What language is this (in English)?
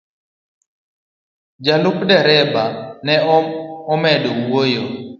Luo (Kenya and Tanzania)